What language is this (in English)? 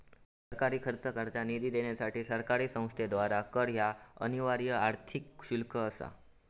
Marathi